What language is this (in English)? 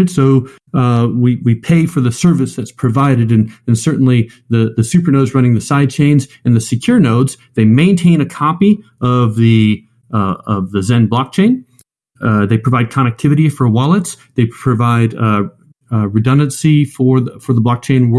English